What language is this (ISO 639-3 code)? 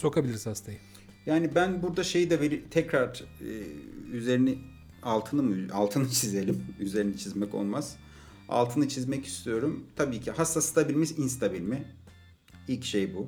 tur